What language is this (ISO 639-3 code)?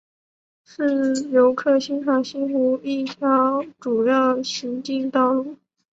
zho